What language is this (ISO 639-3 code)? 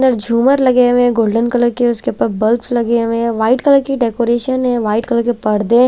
hin